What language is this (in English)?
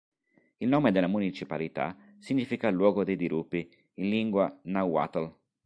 Italian